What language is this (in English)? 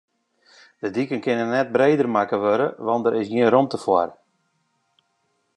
Western Frisian